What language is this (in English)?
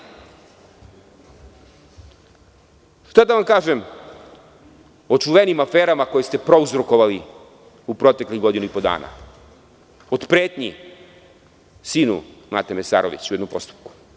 Serbian